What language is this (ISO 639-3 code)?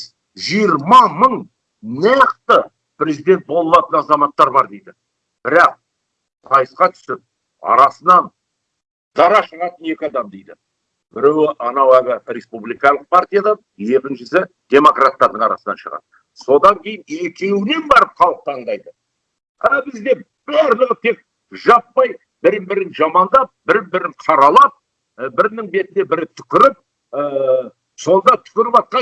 kaz